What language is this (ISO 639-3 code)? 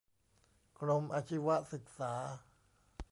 tha